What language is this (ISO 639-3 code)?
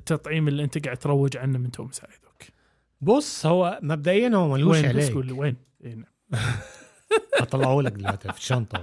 ara